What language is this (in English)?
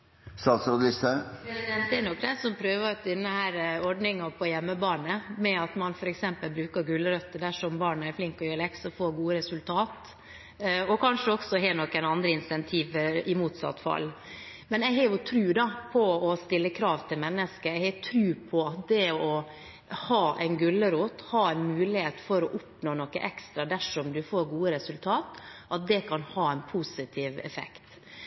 Norwegian Bokmål